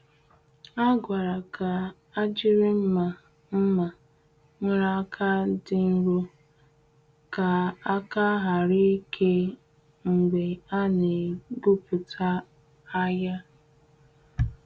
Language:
Igbo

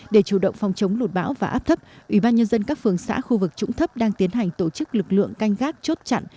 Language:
Vietnamese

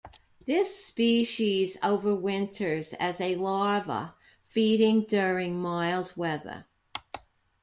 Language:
English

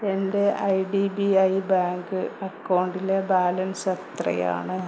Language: Malayalam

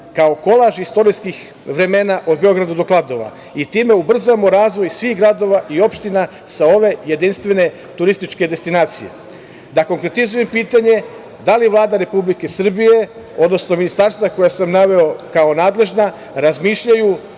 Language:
Serbian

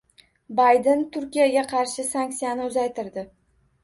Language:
Uzbek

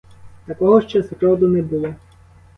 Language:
Ukrainian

